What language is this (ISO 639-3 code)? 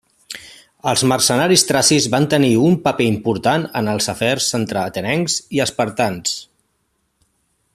cat